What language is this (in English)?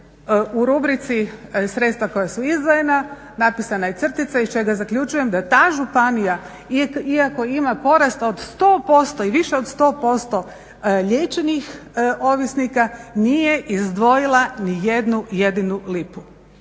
Croatian